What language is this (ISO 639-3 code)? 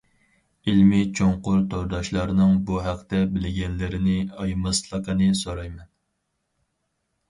uig